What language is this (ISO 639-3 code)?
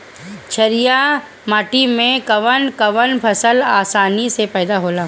bho